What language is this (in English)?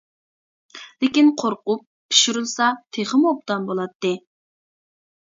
Uyghur